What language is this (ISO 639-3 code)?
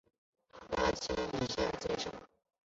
zho